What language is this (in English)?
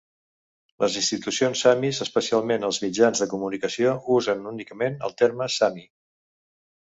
Catalan